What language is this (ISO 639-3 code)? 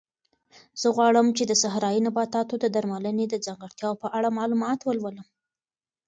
pus